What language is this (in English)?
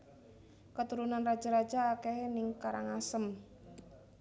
Javanese